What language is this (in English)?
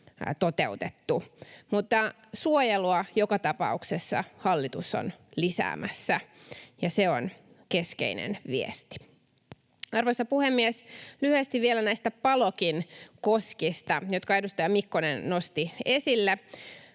Finnish